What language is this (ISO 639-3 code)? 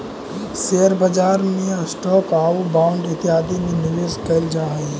mag